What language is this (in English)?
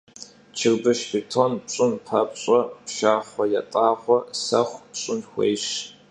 Kabardian